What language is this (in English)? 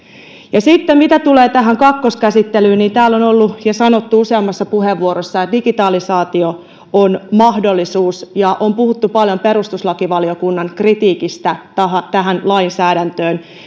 Finnish